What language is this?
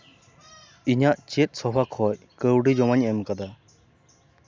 Santali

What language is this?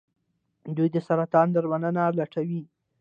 Pashto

